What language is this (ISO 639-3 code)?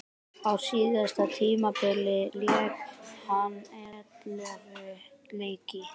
isl